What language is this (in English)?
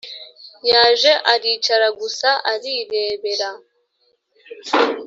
Kinyarwanda